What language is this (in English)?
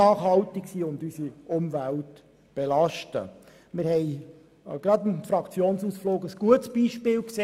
Swiss German